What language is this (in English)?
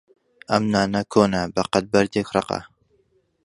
Central Kurdish